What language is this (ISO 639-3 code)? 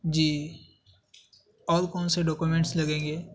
urd